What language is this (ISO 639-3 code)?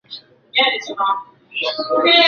zho